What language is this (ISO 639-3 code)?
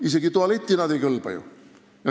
est